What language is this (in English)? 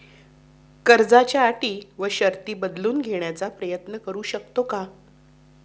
Marathi